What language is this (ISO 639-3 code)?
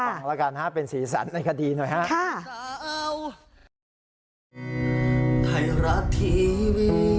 tha